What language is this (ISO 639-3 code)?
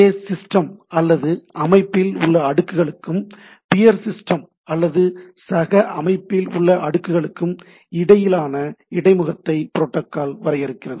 tam